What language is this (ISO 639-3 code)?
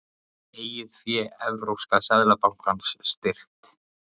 isl